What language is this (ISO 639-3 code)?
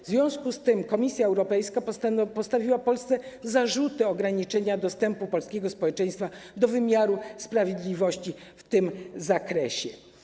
pol